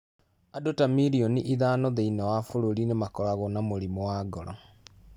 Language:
Kikuyu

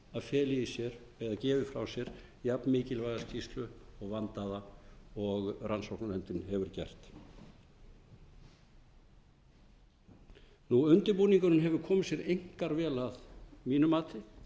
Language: Icelandic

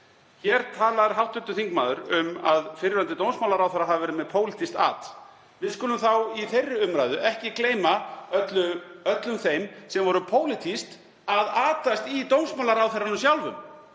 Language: Icelandic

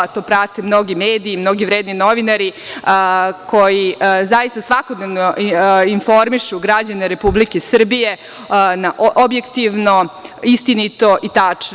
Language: Serbian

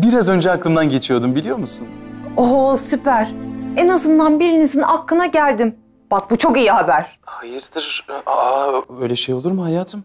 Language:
Turkish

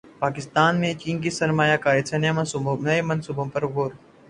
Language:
Urdu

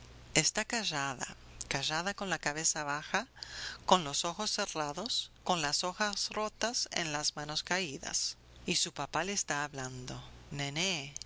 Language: Spanish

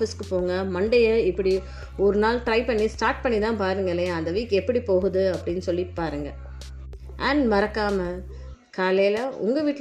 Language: Tamil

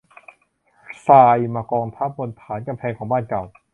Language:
Thai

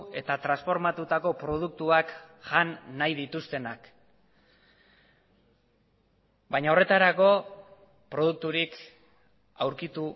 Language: Basque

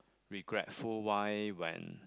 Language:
English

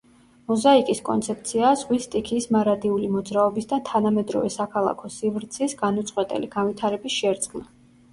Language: Georgian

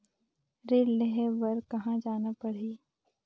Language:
Chhattisgarhi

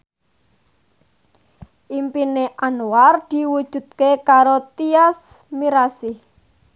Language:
Javanese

